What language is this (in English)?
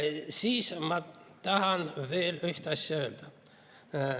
Estonian